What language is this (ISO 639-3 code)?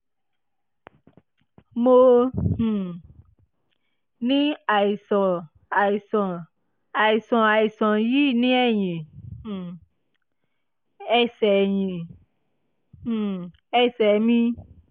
yor